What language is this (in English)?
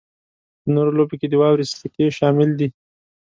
Pashto